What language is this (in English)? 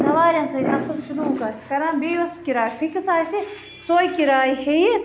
Kashmiri